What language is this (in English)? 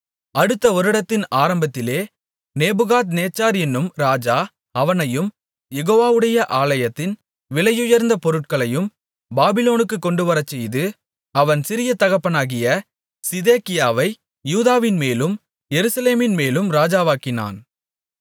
Tamil